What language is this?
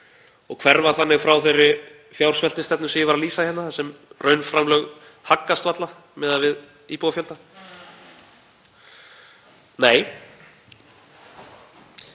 Icelandic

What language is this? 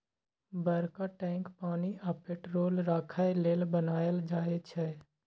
Maithili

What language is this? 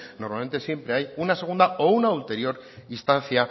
Spanish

